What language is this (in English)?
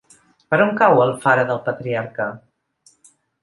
Catalan